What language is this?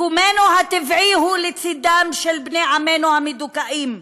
Hebrew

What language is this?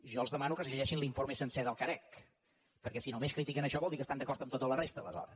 Catalan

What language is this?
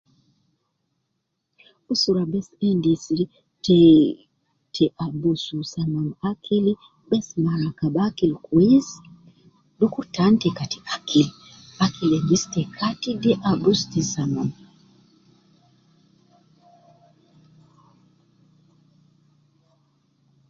Nubi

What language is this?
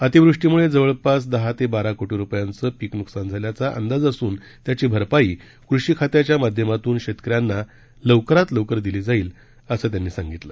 Marathi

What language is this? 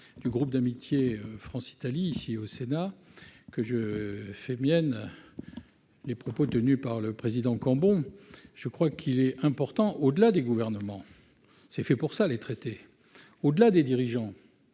French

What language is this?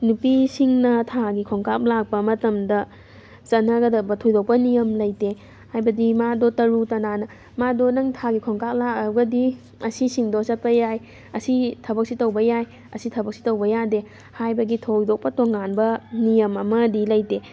Manipuri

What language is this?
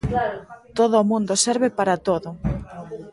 Galician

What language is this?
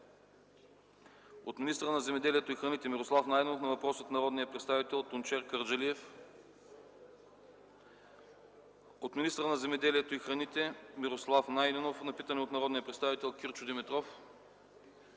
Bulgarian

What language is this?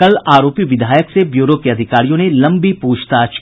Hindi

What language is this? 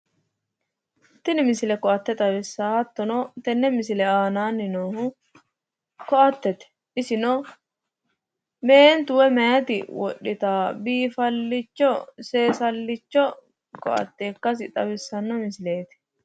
Sidamo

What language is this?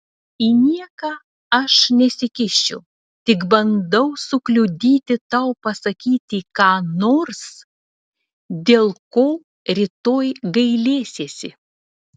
Lithuanian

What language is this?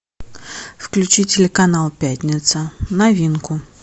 Russian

